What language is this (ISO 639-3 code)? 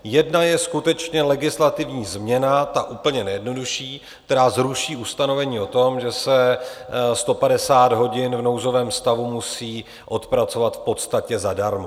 ces